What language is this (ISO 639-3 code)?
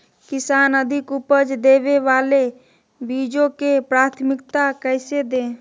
mag